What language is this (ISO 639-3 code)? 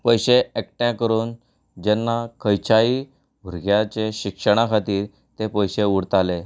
kok